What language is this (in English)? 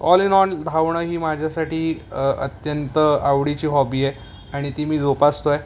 Marathi